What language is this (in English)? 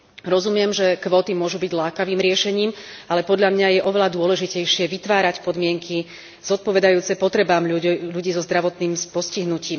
Slovak